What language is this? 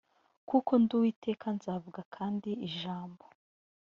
Kinyarwanda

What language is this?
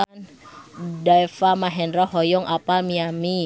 Sundanese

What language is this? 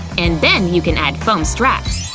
English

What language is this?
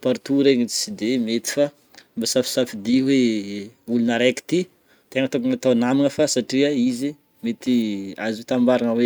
Northern Betsimisaraka Malagasy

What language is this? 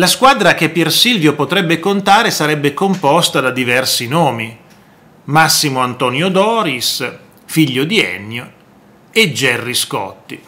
Italian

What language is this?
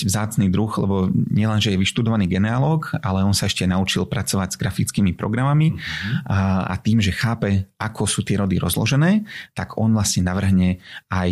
Slovak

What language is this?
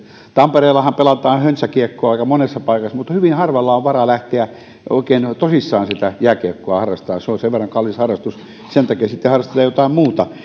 Finnish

